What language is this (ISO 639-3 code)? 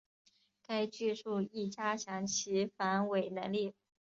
zho